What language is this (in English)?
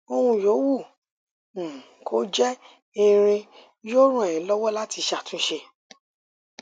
Yoruba